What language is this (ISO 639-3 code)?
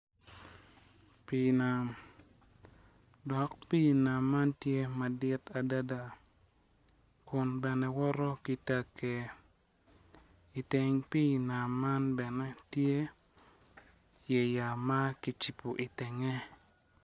ach